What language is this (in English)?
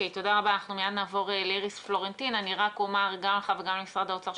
Hebrew